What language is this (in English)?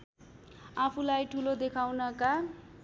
Nepali